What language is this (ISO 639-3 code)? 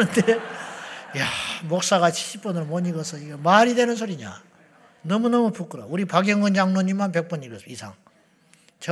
kor